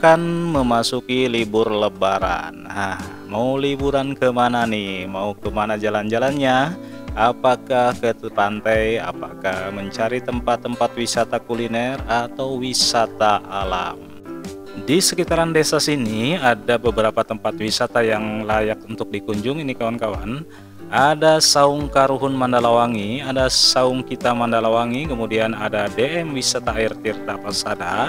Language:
Indonesian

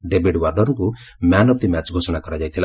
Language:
Odia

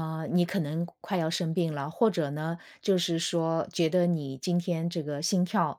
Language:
Chinese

